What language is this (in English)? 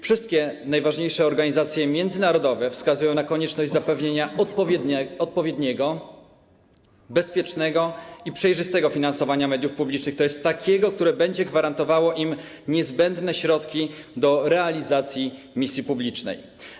Polish